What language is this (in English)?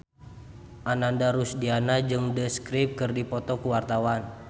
Sundanese